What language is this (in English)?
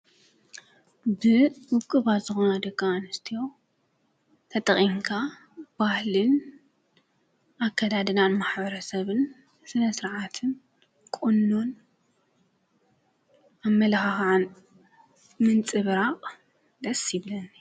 Tigrinya